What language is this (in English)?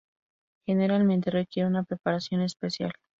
Spanish